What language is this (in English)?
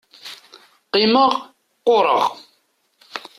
Kabyle